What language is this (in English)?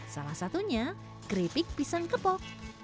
Indonesian